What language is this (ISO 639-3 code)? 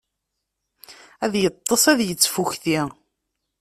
kab